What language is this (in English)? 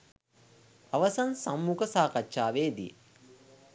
Sinhala